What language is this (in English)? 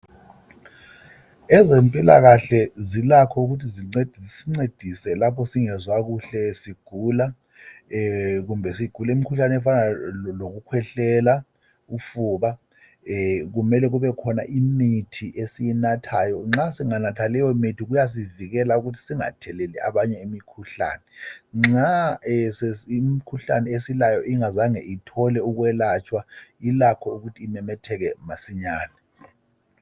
North Ndebele